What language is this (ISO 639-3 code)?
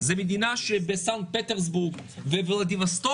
heb